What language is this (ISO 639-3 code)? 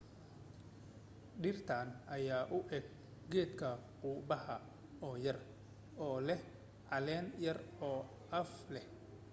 som